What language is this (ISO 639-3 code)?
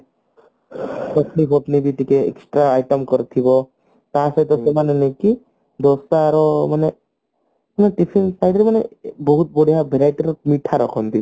ori